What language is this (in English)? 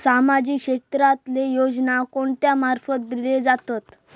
Marathi